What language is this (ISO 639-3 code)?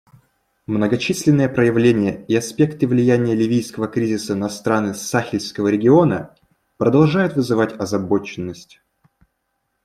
rus